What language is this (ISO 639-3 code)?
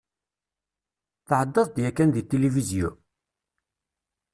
kab